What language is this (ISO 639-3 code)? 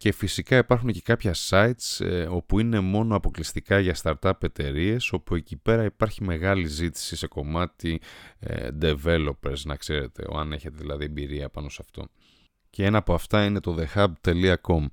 ell